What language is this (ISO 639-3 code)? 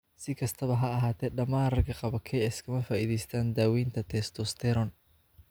som